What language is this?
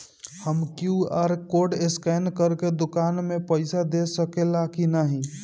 Bhojpuri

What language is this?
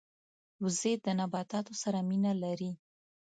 Pashto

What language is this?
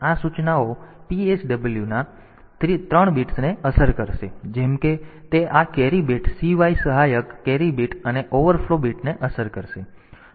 Gujarati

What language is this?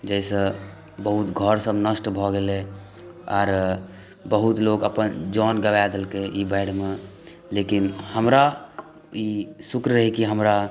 Maithili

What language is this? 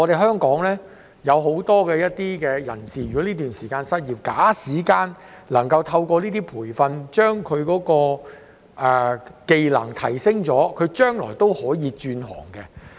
Cantonese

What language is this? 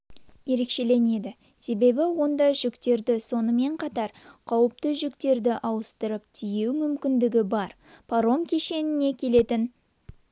Kazakh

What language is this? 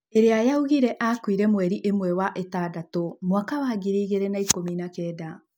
Kikuyu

